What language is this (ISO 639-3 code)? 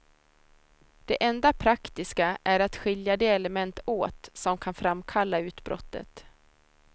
swe